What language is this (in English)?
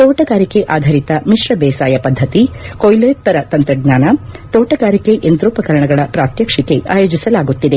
Kannada